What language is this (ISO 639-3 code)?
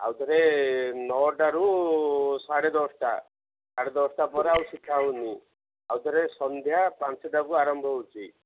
ori